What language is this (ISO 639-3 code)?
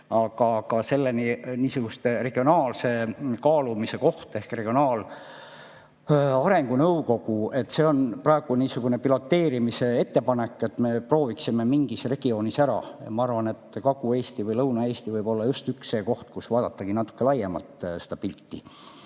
est